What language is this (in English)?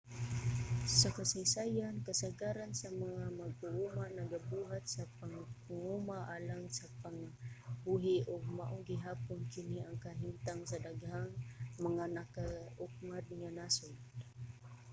Cebuano